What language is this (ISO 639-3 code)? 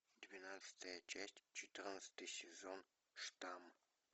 rus